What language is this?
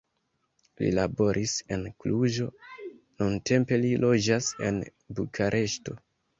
Esperanto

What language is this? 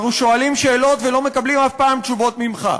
Hebrew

